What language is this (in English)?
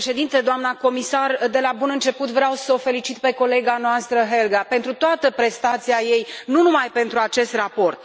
Romanian